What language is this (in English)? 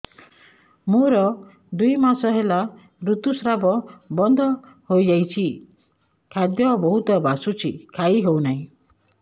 Odia